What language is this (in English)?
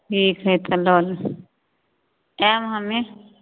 Maithili